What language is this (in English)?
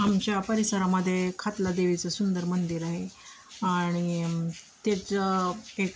Marathi